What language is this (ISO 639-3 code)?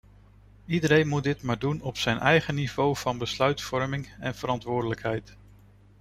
nld